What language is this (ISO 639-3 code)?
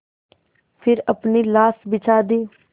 hin